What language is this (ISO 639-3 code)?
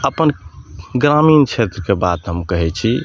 mai